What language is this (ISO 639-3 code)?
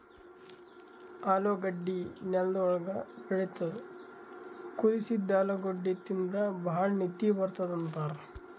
kan